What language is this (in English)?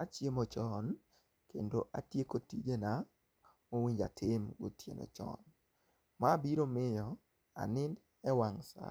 Luo (Kenya and Tanzania)